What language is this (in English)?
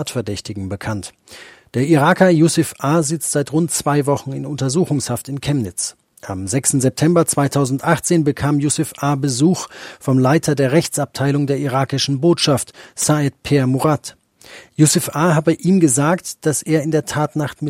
German